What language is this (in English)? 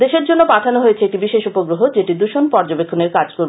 Bangla